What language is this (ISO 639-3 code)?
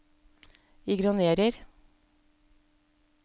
nor